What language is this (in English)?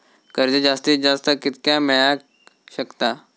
Marathi